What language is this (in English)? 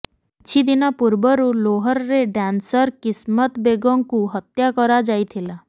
Odia